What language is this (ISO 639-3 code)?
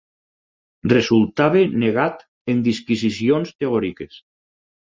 cat